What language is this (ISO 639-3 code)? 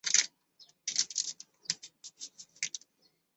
zho